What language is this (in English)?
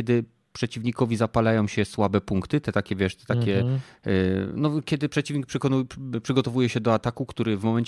Polish